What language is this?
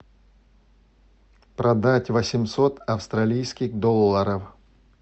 Russian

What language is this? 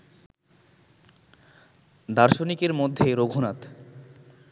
Bangla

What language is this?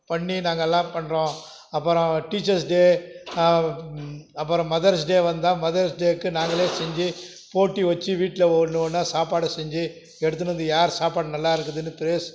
Tamil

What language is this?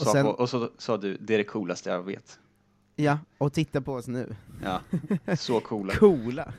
Swedish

